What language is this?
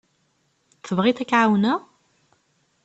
Kabyle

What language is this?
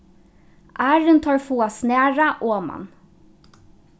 Faroese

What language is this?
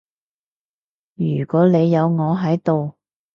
Cantonese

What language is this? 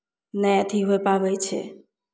Maithili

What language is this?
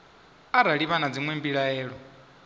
Venda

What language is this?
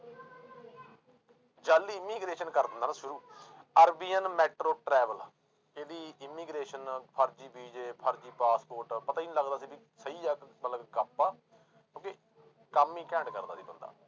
Punjabi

